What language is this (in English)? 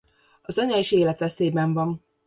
Hungarian